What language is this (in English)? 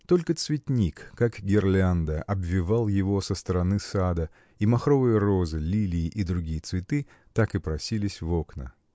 Russian